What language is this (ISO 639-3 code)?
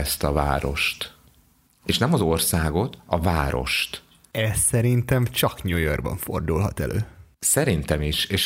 hun